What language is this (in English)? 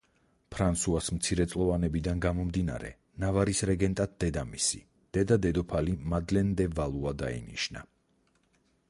Georgian